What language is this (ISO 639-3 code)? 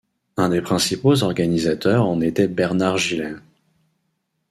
fra